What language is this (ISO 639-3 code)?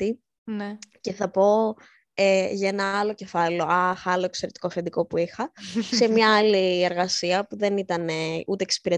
ell